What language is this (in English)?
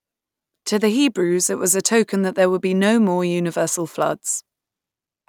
English